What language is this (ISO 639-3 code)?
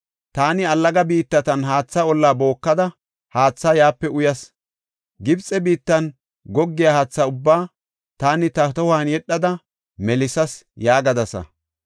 gof